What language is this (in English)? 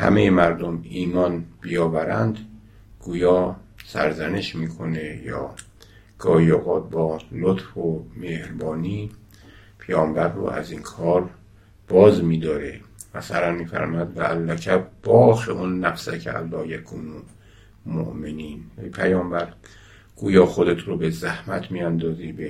Persian